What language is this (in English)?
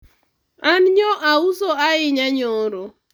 Luo (Kenya and Tanzania)